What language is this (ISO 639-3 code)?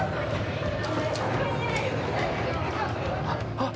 jpn